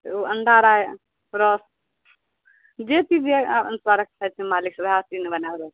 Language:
Maithili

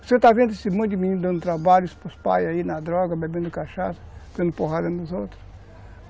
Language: Portuguese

